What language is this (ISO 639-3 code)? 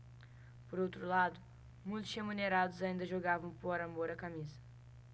por